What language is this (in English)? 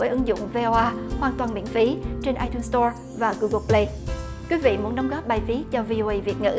Vietnamese